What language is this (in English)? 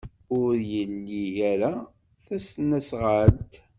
Kabyle